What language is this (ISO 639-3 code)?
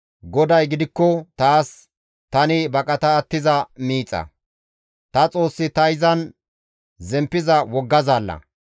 gmv